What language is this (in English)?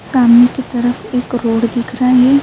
Urdu